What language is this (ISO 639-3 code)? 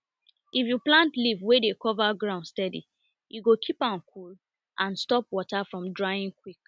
pcm